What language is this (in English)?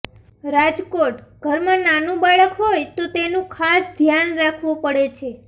Gujarati